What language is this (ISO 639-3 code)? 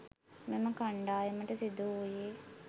sin